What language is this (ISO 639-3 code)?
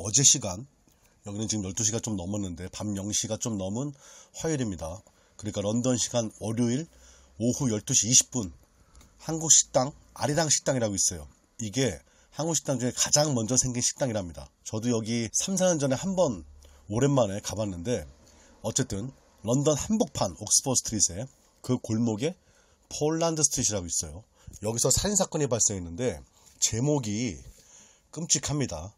kor